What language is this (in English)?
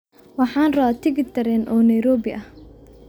Somali